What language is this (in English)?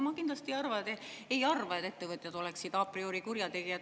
Estonian